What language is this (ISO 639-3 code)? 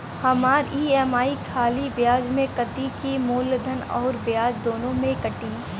bho